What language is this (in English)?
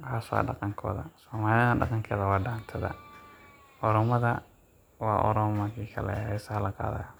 Somali